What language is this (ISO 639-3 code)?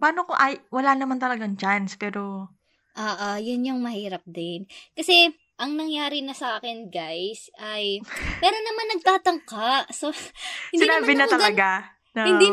fil